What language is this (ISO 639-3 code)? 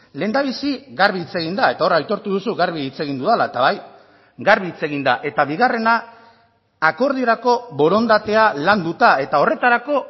eus